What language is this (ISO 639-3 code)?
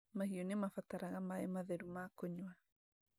kik